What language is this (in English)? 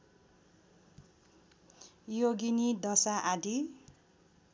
Nepali